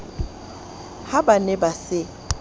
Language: Southern Sotho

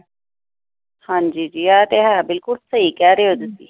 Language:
Punjabi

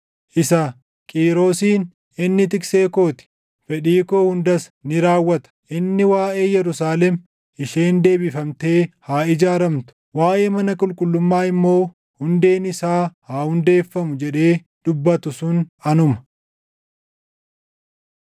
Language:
Oromo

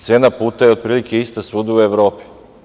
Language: Serbian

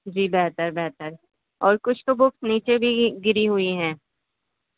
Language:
Urdu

